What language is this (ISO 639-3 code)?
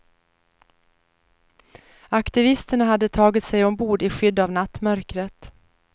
swe